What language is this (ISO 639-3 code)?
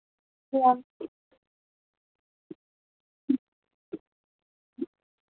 doi